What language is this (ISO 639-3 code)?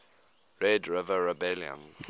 eng